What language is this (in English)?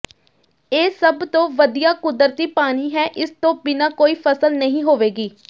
Punjabi